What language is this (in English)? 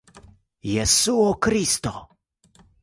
Esperanto